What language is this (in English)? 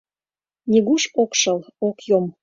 Mari